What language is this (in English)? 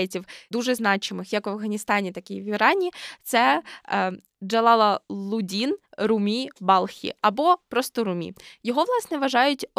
Ukrainian